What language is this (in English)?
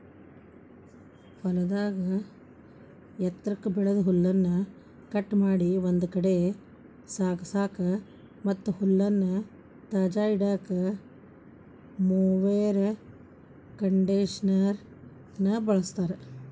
Kannada